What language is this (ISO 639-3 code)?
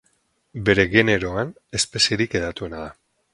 eus